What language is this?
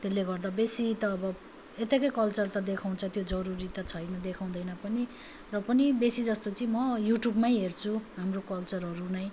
Nepali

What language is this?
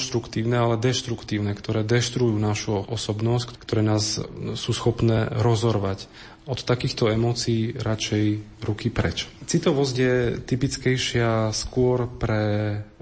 Slovak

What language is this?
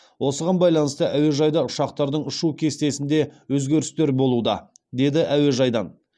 Kazakh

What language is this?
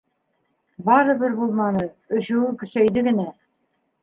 Bashkir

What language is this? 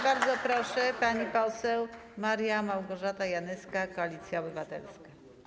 Polish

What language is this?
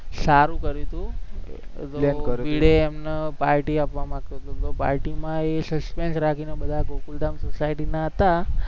Gujarati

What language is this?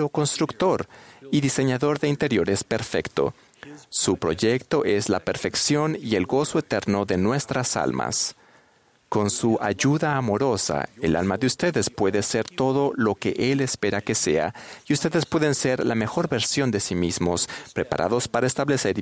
Spanish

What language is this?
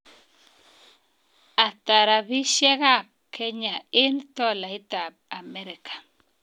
Kalenjin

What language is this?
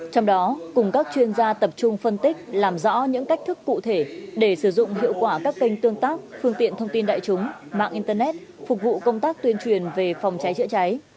Vietnamese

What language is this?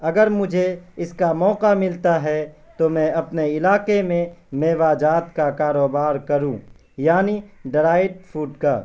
Urdu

